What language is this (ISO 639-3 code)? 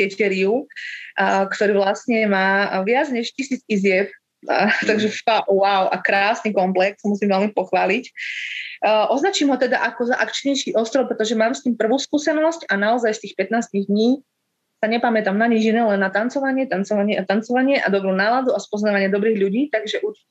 slk